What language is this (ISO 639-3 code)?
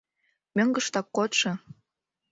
chm